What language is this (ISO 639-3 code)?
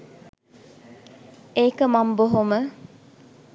sin